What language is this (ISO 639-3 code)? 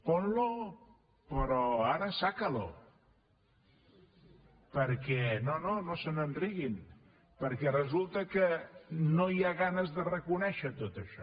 cat